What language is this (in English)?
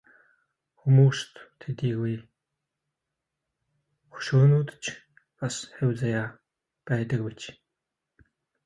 Mongolian